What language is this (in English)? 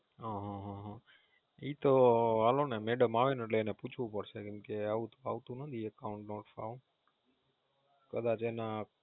Gujarati